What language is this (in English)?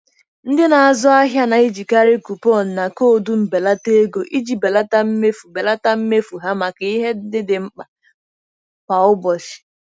Igbo